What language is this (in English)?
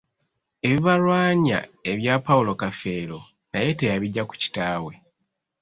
Ganda